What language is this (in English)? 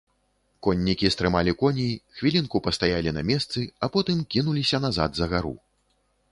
Belarusian